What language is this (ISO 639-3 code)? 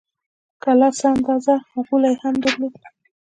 pus